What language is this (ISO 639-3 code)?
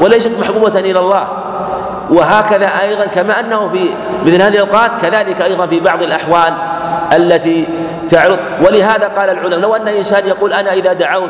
ara